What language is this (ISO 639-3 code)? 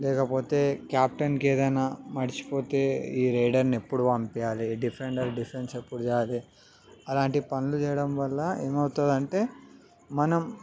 tel